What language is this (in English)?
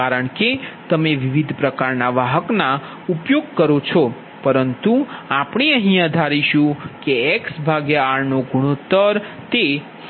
Gujarati